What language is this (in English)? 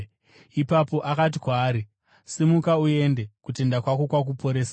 Shona